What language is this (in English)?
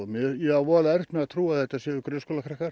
Icelandic